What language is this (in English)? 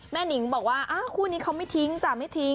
Thai